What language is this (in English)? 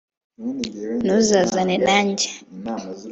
Kinyarwanda